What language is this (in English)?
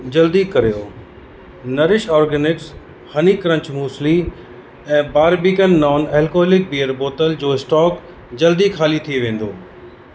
Sindhi